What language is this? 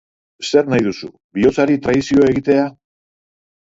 Basque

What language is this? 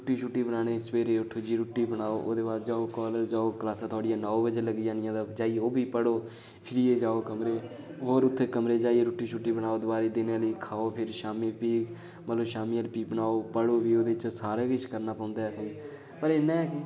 Dogri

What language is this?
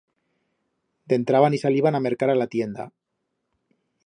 Aragonese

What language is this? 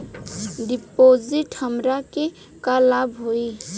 Bhojpuri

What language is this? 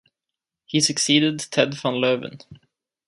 English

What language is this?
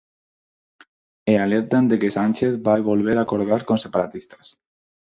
Galician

